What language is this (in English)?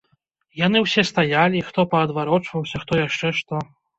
Belarusian